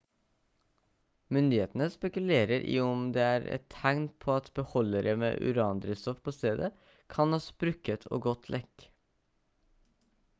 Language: Norwegian Bokmål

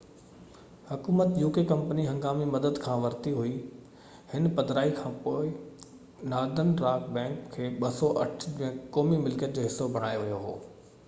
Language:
Sindhi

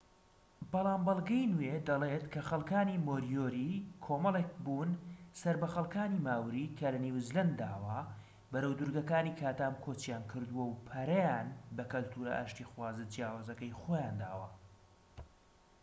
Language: Central Kurdish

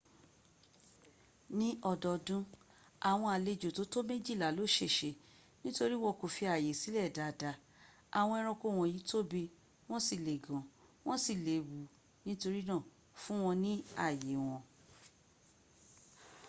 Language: Yoruba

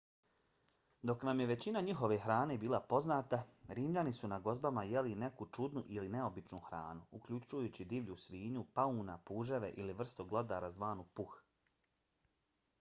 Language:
Bosnian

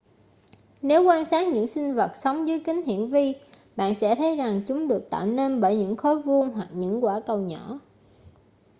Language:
Vietnamese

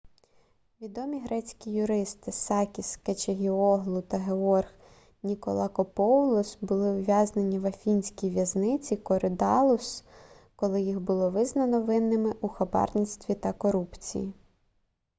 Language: Ukrainian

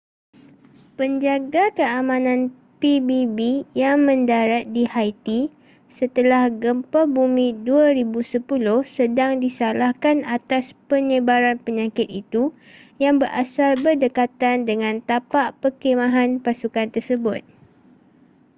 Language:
Malay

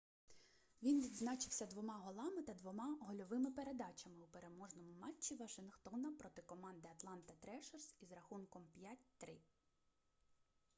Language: Ukrainian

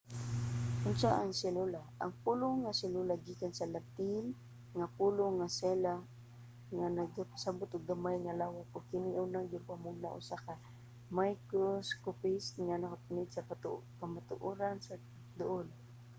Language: Cebuano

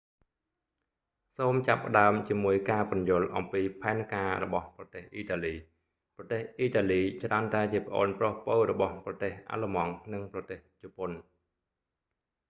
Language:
Khmer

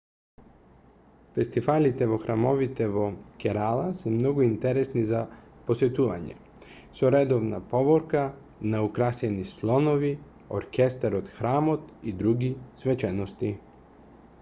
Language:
Macedonian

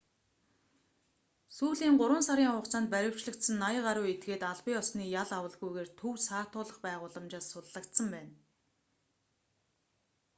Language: Mongolian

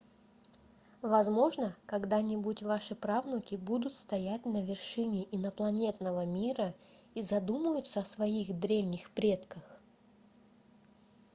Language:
Russian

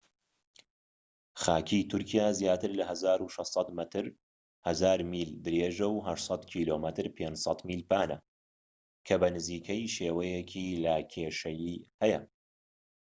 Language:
Central Kurdish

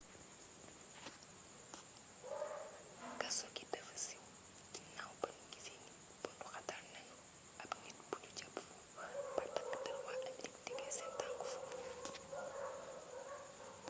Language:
Wolof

